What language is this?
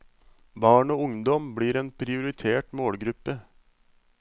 Norwegian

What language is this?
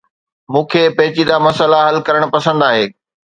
Sindhi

